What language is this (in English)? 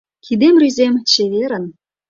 Mari